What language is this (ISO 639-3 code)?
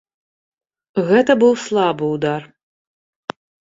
bel